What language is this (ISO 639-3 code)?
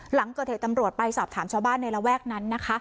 tha